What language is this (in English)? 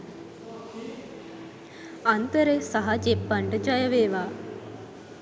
Sinhala